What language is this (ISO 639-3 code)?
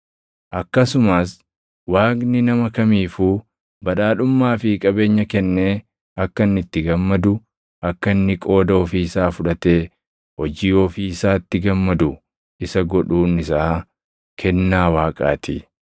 orm